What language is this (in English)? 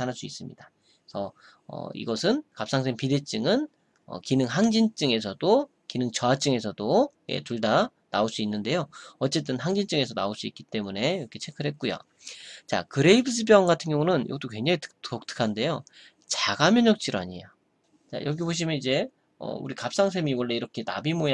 Korean